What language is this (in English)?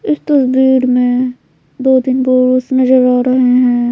Hindi